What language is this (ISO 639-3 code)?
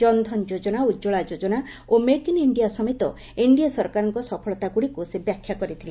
ori